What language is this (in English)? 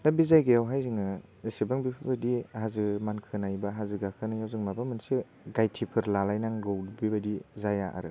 Bodo